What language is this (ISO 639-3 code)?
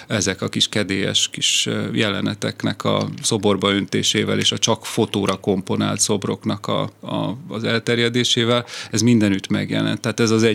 hun